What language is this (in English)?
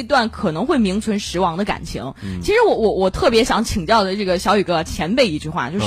Chinese